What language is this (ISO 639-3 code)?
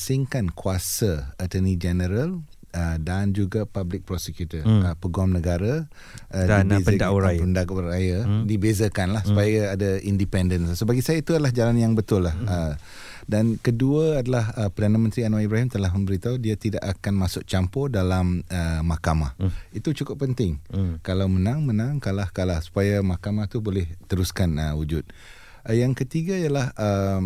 msa